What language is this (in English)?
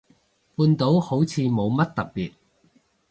Cantonese